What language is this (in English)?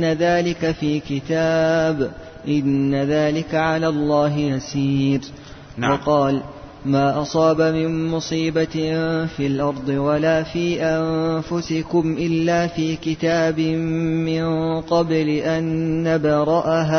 Arabic